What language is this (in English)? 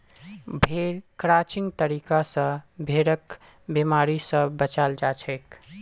Magahi